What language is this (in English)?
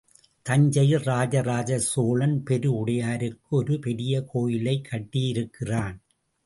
Tamil